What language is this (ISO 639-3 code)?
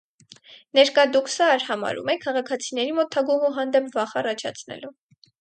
hye